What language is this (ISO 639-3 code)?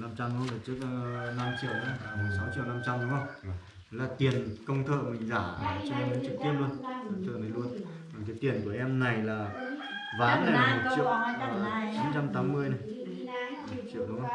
vie